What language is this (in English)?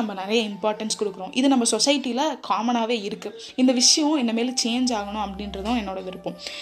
Tamil